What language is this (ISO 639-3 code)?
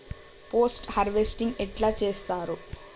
tel